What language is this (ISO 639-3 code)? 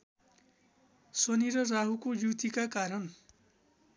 nep